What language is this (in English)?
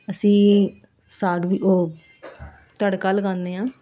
Punjabi